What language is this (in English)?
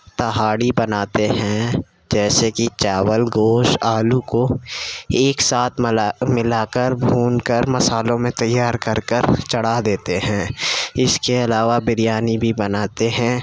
Urdu